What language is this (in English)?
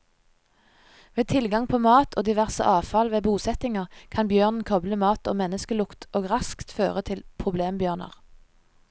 Norwegian